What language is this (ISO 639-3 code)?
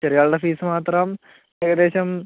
mal